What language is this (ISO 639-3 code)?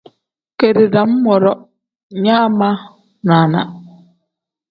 kdh